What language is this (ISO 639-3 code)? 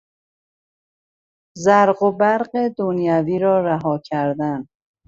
fas